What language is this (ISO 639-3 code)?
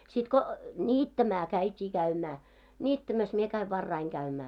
fin